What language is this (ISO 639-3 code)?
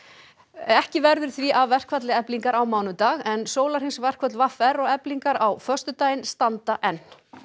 isl